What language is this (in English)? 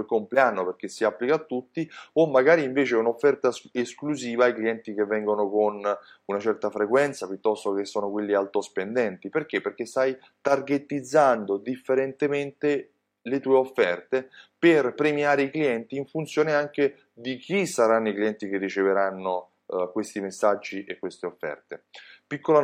Italian